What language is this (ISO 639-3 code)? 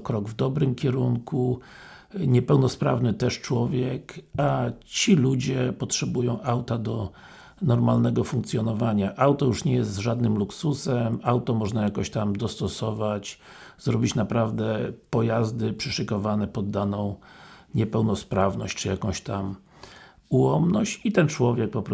pol